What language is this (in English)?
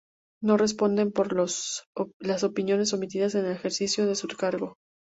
Spanish